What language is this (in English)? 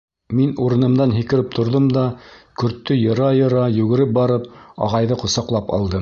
Bashkir